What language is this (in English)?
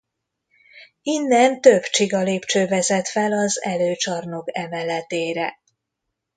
Hungarian